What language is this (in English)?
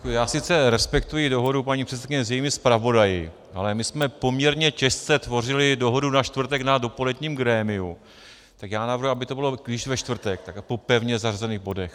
Czech